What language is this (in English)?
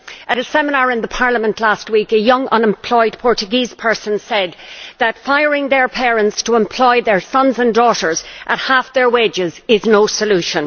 English